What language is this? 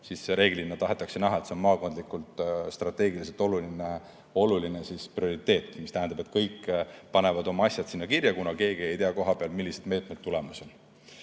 Estonian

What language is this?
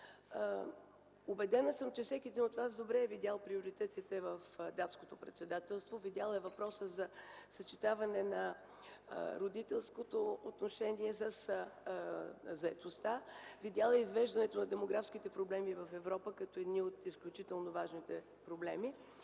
Bulgarian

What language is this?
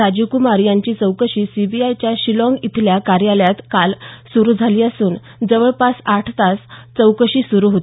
Marathi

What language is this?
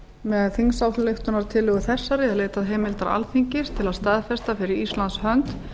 Icelandic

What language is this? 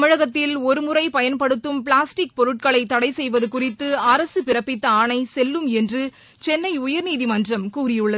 Tamil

